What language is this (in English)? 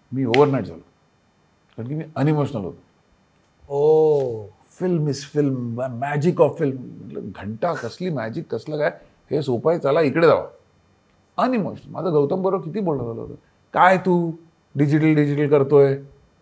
Marathi